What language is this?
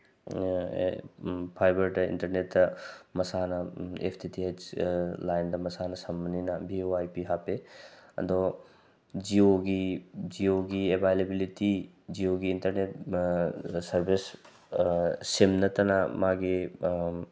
Manipuri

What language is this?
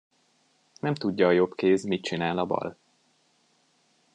Hungarian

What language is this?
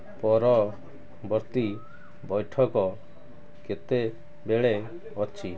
Odia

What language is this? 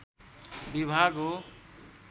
Nepali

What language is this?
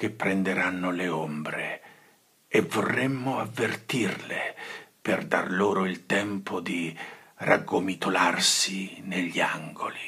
Italian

